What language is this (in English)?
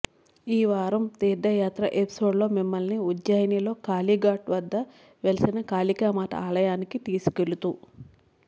Telugu